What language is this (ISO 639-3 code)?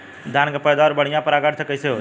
bho